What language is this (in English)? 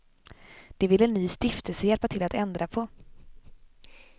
Swedish